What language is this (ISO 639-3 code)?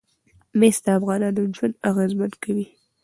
pus